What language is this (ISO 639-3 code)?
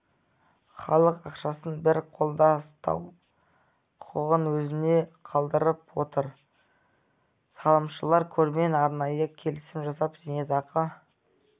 kaz